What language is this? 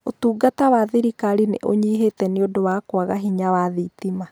Kikuyu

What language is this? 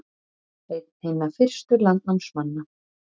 Icelandic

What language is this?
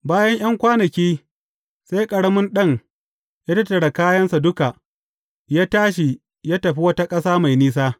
Hausa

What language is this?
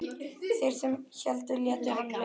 Icelandic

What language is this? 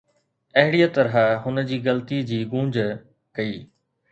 Sindhi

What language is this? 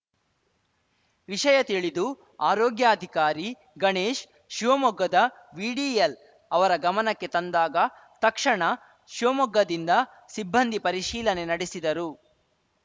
Kannada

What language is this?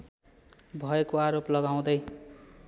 Nepali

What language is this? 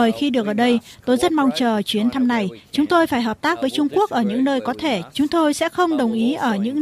Vietnamese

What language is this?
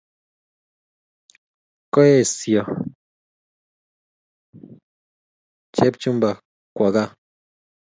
Kalenjin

